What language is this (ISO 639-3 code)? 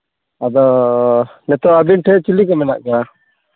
sat